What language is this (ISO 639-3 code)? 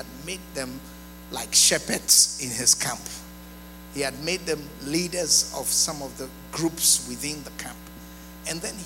eng